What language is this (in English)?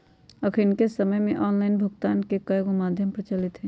Magahi